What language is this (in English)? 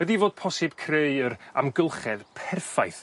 Welsh